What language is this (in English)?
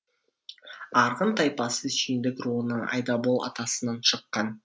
Kazakh